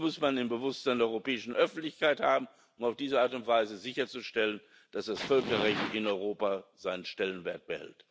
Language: German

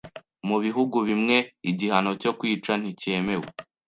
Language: Kinyarwanda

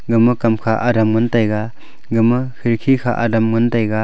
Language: Wancho Naga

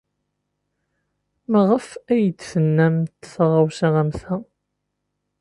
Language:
Kabyle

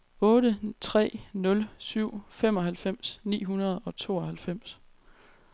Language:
Danish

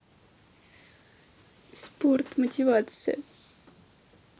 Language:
Russian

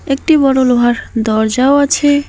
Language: Bangla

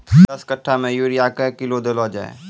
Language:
Maithili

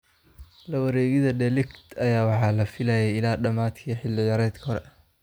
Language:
Somali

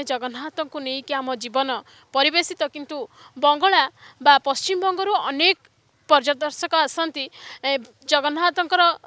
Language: Hindi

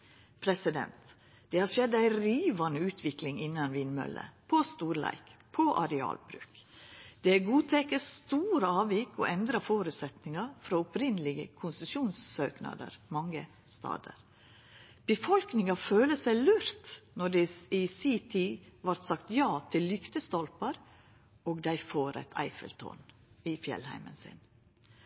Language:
Norwegian Nynorsk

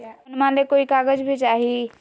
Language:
Magahi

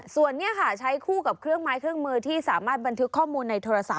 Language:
Thai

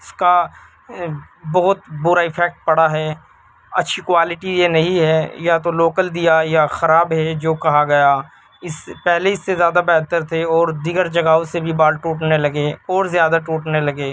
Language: Urdu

